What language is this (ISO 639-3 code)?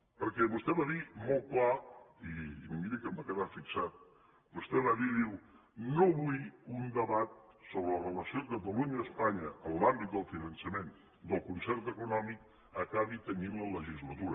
cat